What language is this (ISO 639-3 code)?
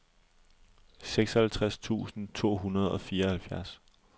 dan